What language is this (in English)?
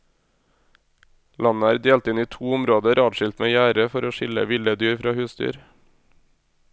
Norwegian